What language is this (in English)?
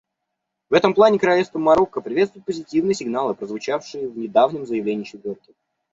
Russian